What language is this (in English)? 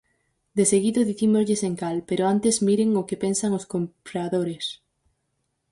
Galician